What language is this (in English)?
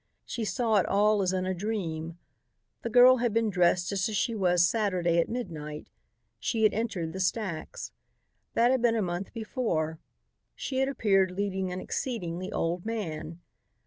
English